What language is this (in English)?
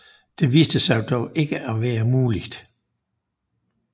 Danish